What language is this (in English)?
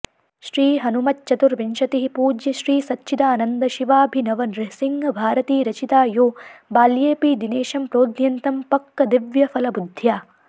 Sanskrit